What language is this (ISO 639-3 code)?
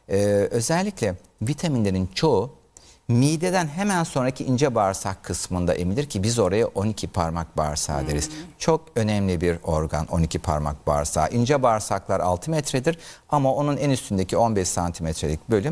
tur